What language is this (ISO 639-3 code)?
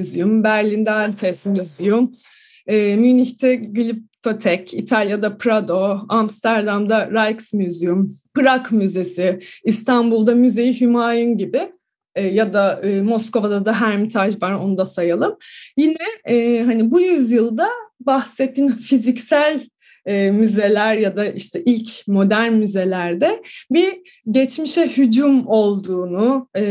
tur